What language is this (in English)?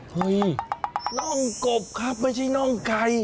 Thai